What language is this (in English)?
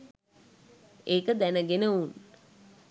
Sinhala